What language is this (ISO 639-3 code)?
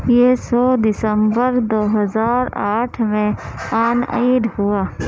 urd